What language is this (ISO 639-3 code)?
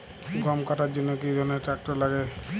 ben